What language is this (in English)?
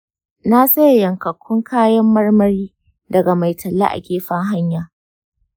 Hausa